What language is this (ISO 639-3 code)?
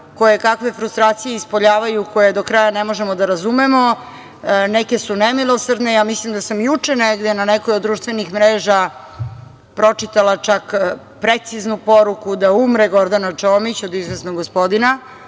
srp